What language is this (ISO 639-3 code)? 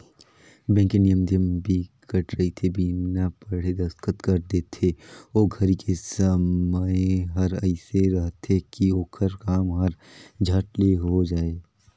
hne